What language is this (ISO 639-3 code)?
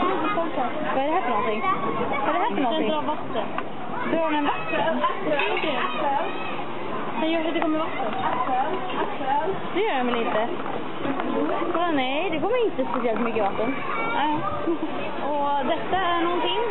swe